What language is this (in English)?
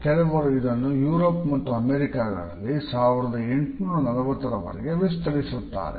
Kannada